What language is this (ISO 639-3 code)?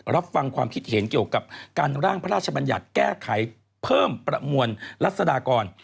tha